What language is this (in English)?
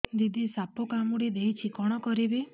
Odia